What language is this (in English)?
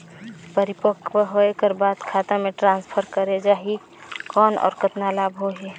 Chhattisgarhi